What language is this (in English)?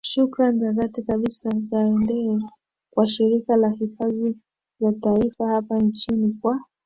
Swahili